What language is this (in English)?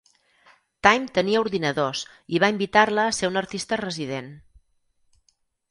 Catalan